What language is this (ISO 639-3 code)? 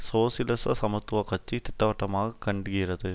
tam